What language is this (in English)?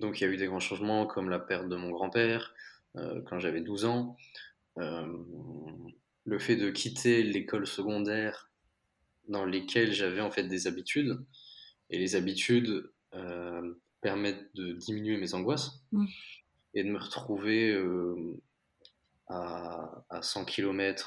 French